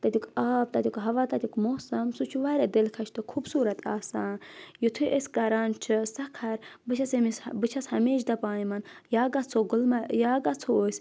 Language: Kashmiri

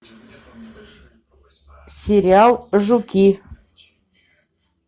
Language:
Russian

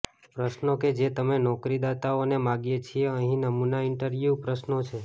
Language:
Gujarati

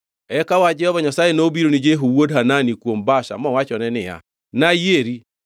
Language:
Luo (Kenya and Tanzania)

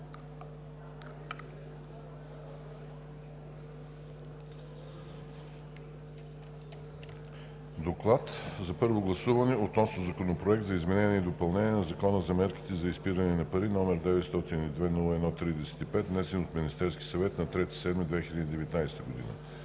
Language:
Bulgarian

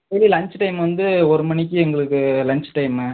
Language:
Tamil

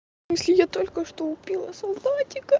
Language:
Russian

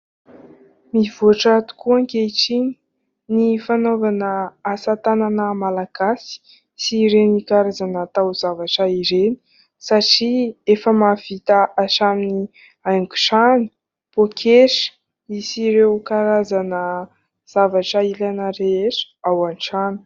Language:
Malagasy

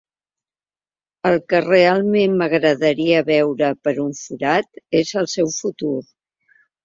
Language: Catalan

